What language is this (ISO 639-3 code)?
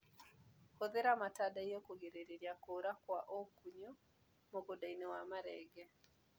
kik